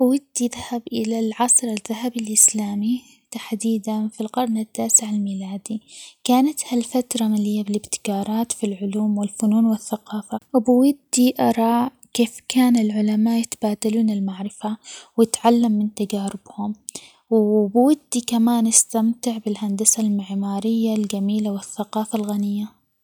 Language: Omani Arabic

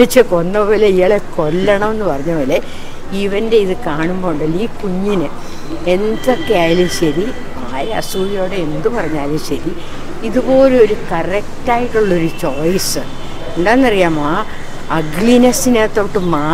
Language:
Malayalam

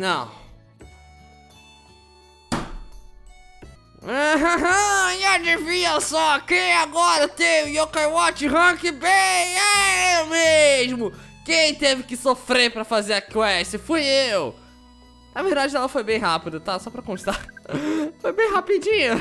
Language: Portuguese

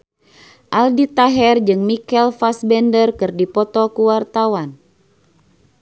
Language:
Sundanese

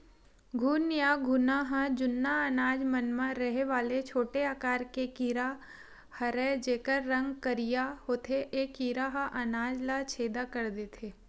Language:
Chhattisgarhi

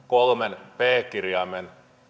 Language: Finnish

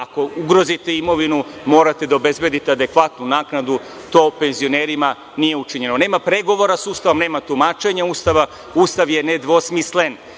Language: Serbian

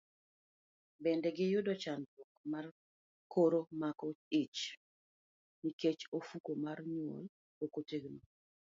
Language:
Luo (Kenya and Tanzania)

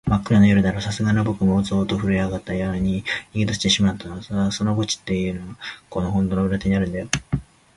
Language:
Japanese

